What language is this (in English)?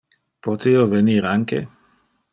Interlingua